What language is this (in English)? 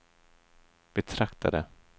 Swedish